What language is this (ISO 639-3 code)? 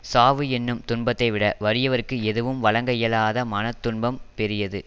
tam